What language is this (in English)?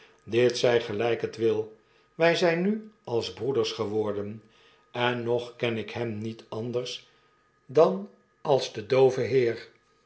Dutch